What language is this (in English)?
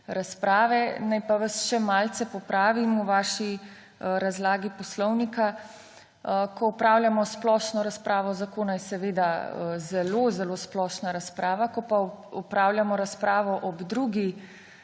Slovenian